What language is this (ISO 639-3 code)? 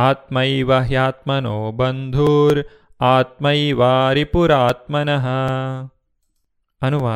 kan